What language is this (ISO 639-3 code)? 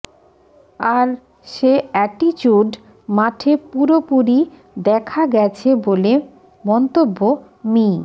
ben